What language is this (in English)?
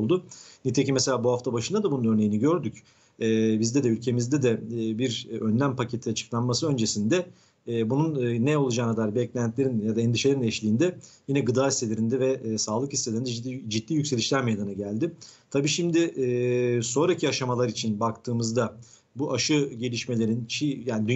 Turkish